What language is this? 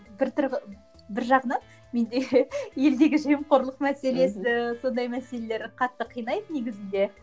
Kazakh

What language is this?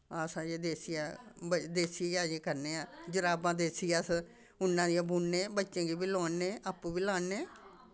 Dogri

